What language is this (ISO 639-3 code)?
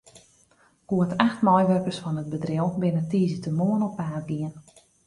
fry